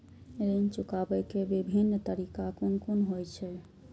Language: Maithili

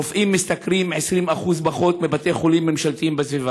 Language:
Hebrew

